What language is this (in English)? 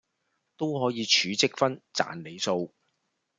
Cantonese